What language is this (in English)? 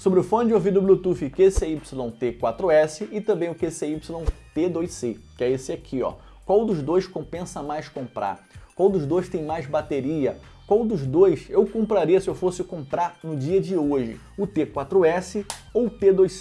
Portuguese